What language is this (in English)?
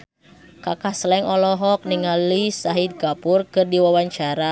Sundanese